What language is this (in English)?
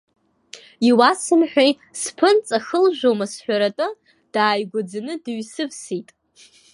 Abkhazian